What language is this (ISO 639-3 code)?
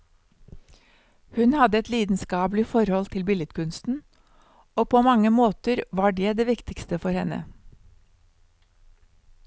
nor